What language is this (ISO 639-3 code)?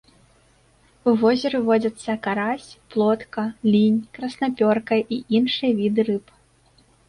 bel